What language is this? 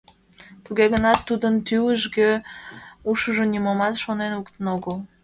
Mari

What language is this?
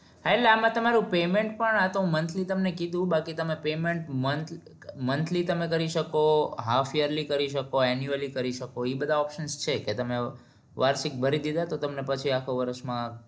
Gujarati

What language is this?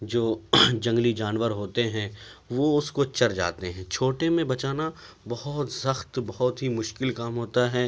Urdu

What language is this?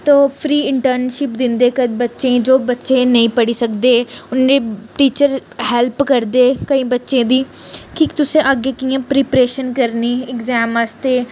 Dogri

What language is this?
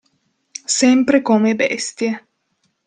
Italian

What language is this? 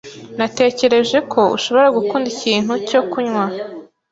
Kinyarwanda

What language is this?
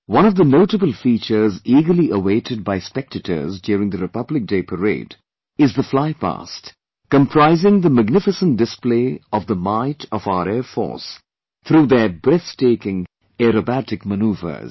English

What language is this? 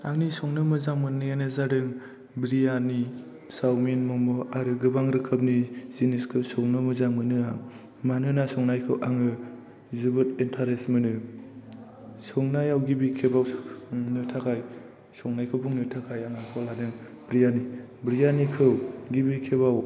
Bodo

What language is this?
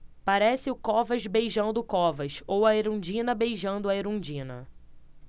Portuguese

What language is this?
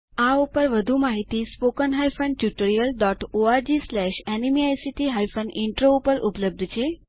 Gujarati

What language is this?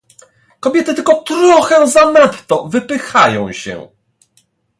Polish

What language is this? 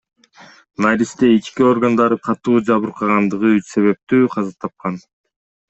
Kyrgyz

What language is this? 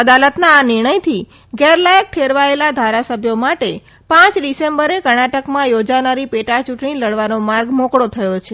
Gujarati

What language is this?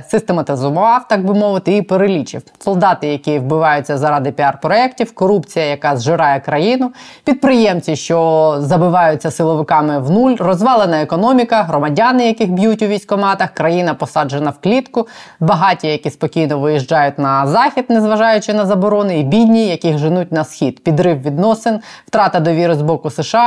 Ukrainian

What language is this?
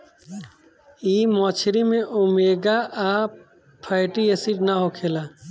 Bhojpuri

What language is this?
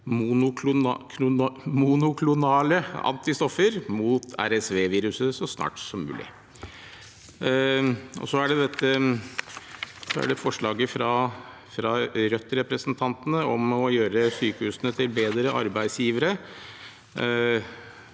Norwegian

